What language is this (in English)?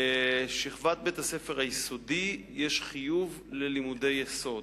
Hebrew